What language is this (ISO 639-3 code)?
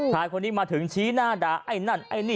tha